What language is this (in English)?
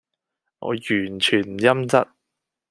Cantonese